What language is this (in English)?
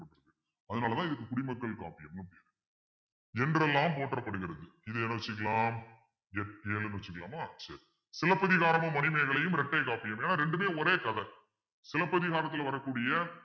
Tamil